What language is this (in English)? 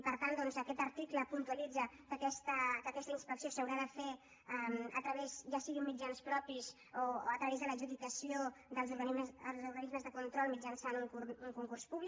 Catalan